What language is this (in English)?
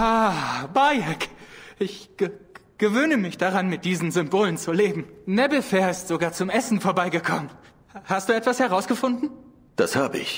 German